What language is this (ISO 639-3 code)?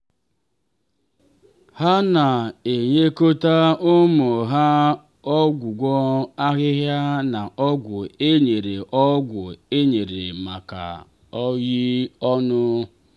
ibo